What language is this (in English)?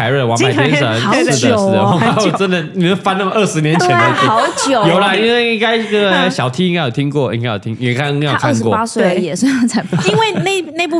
Chinese